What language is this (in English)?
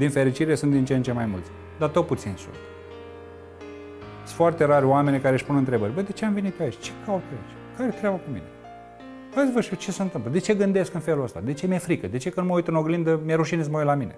Romanian